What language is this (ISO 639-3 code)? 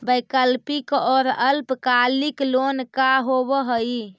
mag